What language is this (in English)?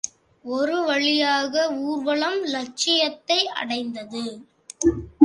Tamil